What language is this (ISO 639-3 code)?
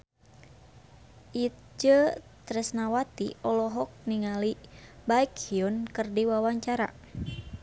sun